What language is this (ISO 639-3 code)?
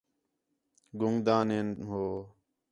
xhe